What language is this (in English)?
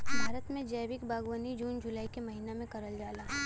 Bhojpuri